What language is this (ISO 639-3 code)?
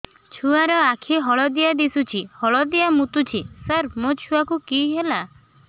ori